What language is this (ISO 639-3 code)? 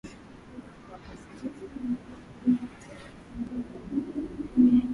swa